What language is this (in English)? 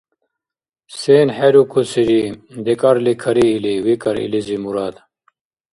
Dargwa